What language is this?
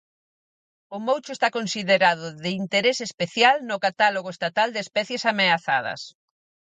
Galician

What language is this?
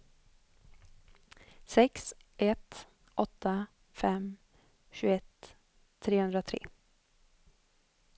Swedish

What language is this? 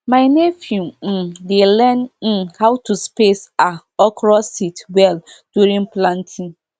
Nigerian Pidgin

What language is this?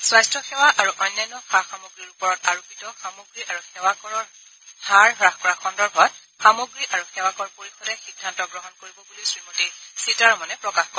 Assamese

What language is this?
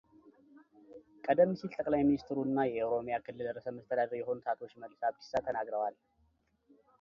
Amharic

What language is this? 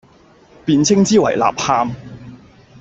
Cantonese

